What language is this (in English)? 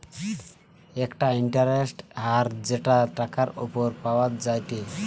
Bangla